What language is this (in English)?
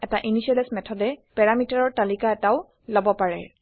Assamese